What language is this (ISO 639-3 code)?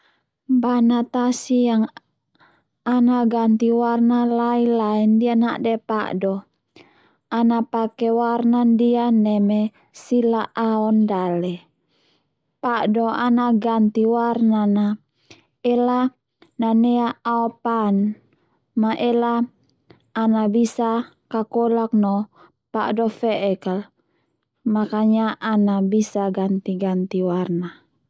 twu